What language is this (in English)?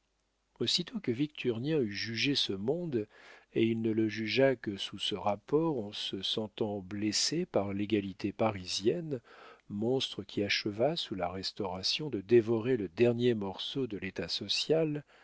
French